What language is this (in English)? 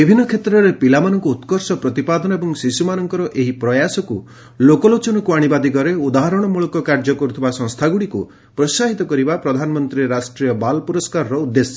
Odia